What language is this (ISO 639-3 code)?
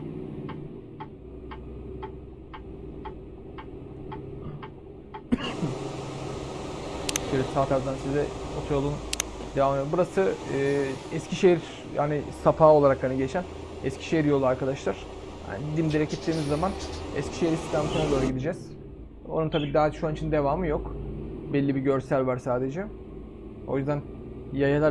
tur